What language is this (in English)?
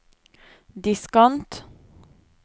Norwegian